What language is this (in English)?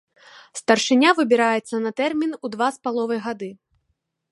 Belarusian